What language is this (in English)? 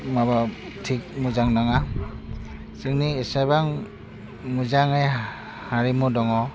Bodo